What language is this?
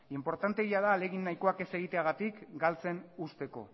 Basque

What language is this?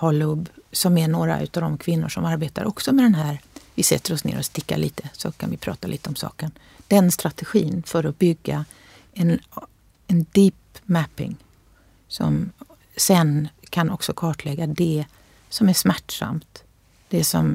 Swedish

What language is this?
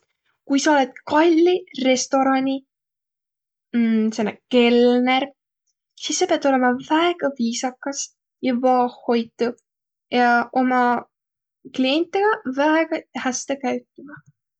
Võro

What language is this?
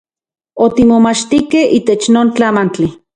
Central Puebla Nahuatl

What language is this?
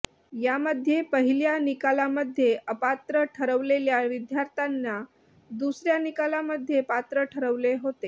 Marathi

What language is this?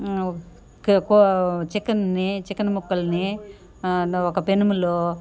Telugu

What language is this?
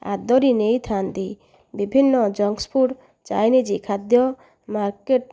Odia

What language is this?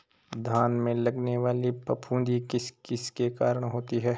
Hindi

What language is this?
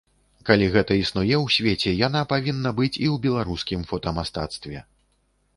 Belarusian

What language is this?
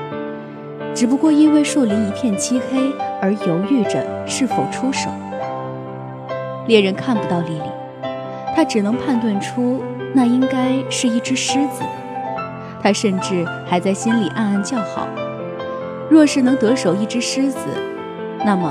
Chinese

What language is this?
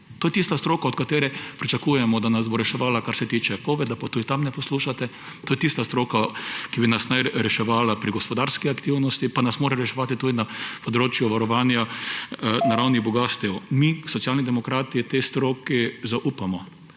Slovenian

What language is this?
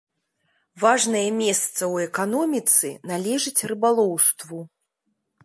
Belarusian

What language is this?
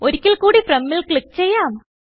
Malayalam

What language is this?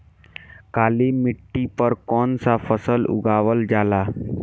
Bhojpuri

